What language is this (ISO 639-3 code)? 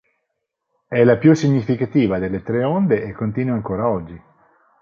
ita